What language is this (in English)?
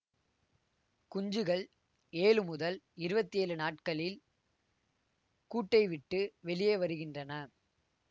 Tamil